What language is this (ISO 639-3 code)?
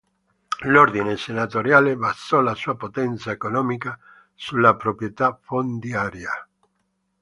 ita